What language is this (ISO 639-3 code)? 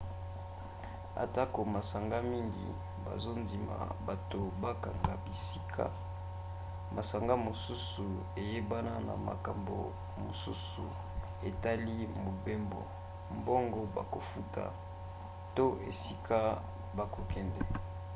lin